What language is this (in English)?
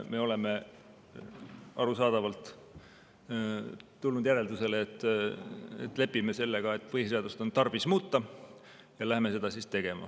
Estonian